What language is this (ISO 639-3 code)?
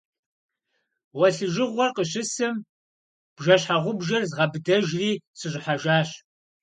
kbd